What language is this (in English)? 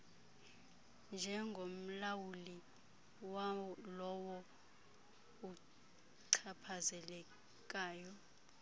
Xhosa